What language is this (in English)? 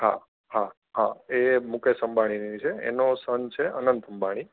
Gujarati